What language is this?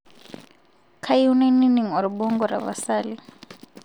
Masai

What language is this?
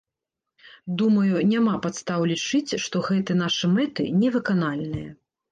Belarusian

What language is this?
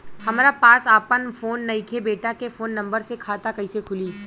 Bhojpuri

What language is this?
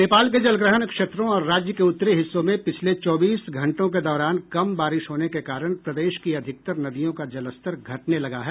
Hindi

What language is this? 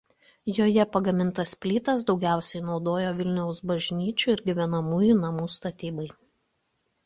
Lithuanian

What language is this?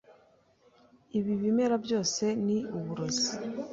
Kinyarwanda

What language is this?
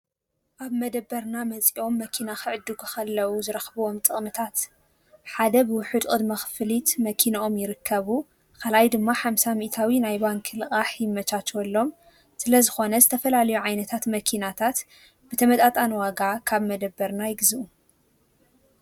Tigrinya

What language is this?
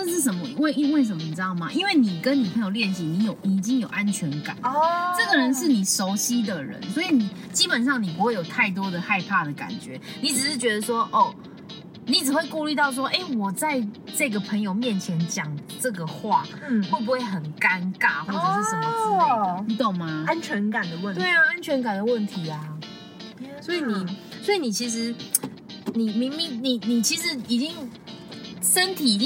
Chinese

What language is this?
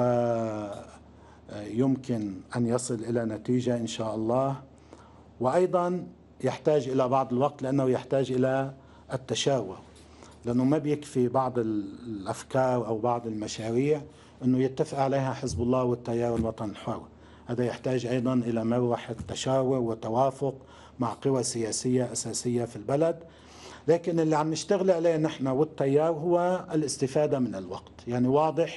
Arabic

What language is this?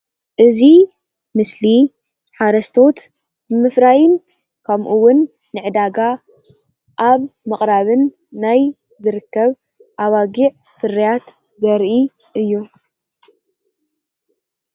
Tigrinya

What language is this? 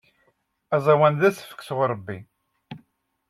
Kabyle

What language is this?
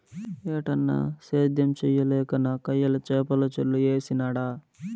Telugu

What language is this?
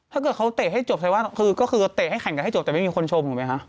Thai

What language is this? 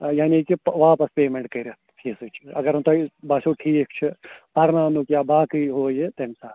Kashmiri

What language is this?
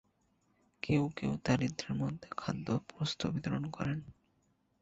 Bangla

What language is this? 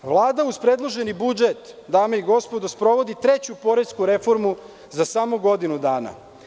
Serbian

